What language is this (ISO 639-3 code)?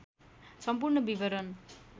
nep